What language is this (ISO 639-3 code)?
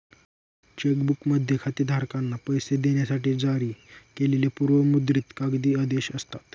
mar